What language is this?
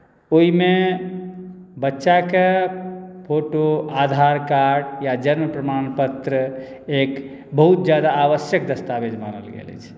Maithili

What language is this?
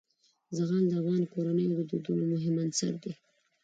Pashto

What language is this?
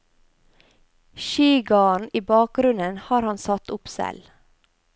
Norwegian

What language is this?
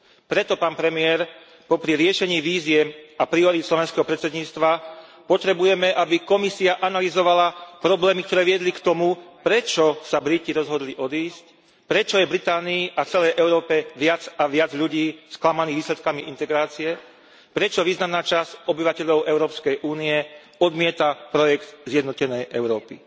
Slovak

